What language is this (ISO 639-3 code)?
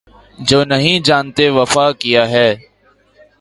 urd